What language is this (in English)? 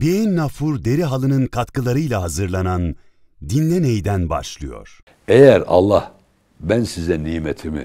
Turkish